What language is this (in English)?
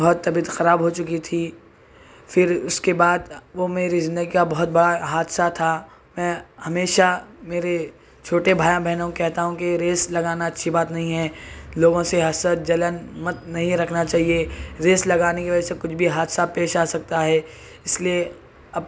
Urdu